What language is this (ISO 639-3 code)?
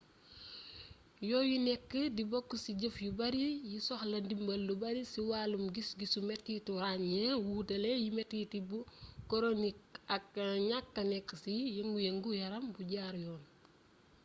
wol